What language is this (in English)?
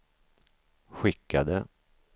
Swedish